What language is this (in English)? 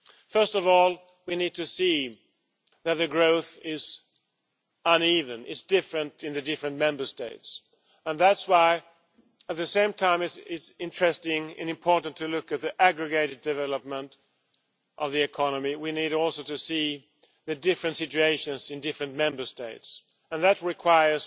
English